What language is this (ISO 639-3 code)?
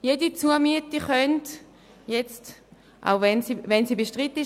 gsw